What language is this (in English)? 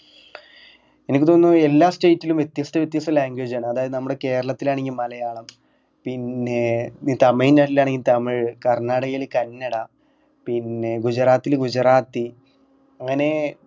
Malayalam